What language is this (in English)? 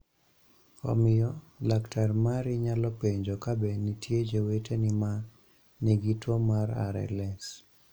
Luo (Kenya and Tanzania)